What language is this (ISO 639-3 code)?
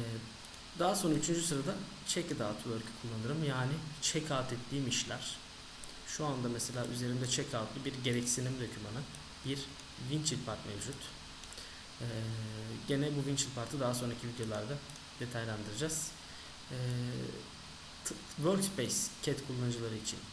tur